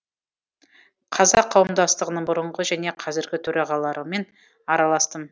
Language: Kazakh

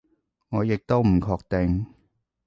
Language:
Cantonese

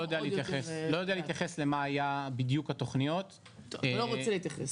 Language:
Hebrew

